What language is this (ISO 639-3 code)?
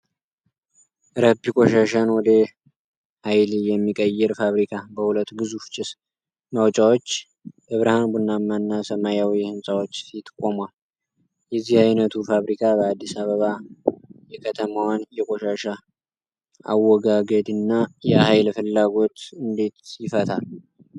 amh